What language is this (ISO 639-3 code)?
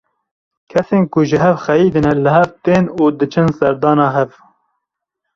kur